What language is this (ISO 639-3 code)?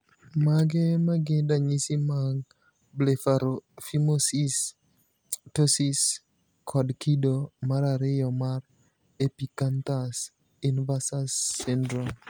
luo